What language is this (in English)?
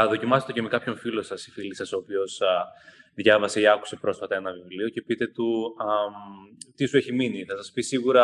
Greek